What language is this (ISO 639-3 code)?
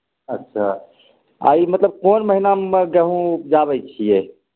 mai